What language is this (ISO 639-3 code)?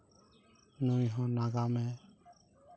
sat